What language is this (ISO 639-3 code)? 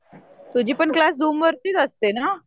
mar